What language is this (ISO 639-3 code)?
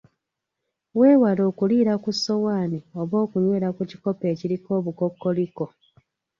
lug